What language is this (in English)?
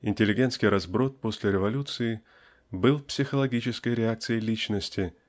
Russian